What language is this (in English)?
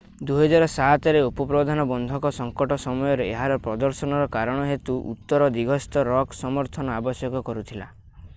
Odia